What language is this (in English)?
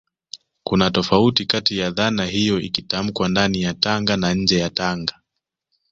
Swahili